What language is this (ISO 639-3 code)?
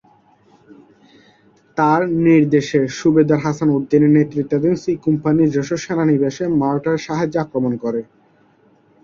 ben